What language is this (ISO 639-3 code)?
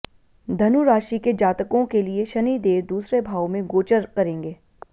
hin